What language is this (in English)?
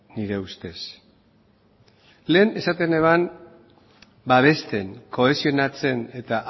Basque